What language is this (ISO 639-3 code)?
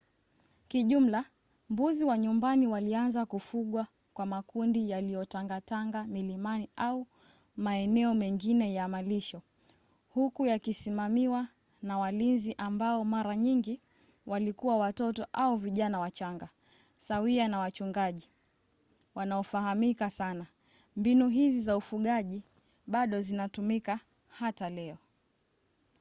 swa